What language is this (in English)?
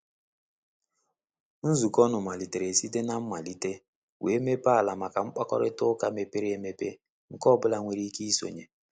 Igbo